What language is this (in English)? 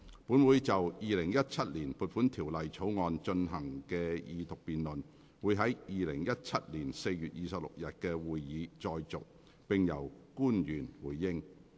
Cantonese